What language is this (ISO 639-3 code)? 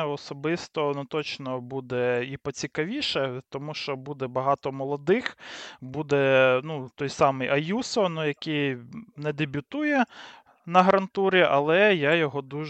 ukr